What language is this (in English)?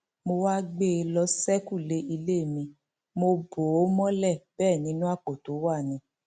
Yoruba